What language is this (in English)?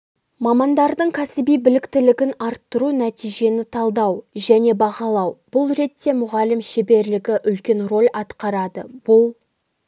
Kazakh